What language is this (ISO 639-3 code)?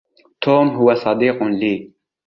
ara